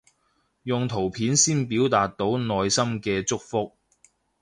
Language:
Cantonese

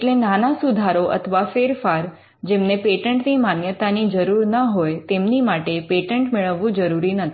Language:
Gujarati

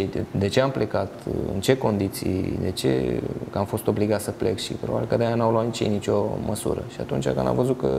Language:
Romanian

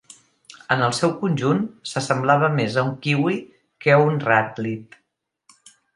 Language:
Catalan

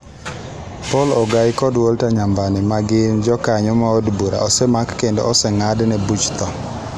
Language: Luo (Kenya and Tanzania)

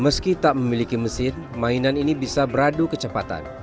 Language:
Indonesian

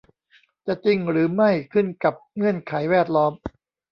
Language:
Thai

